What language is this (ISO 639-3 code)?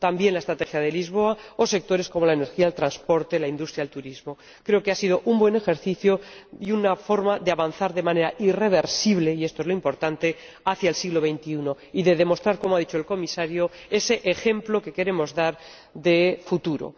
spa